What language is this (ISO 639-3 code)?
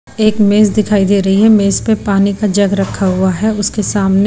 hin